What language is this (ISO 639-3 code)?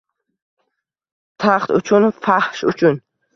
uzb